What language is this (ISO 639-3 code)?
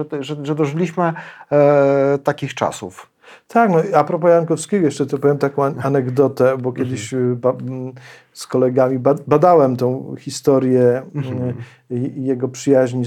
pol